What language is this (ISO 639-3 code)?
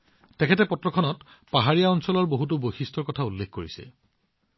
asm